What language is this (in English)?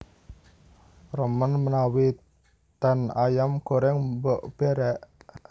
Javanese